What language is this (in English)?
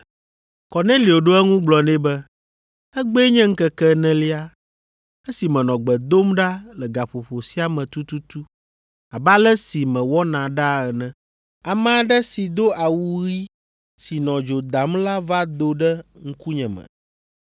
Ewe